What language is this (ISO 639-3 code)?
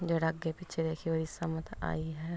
pan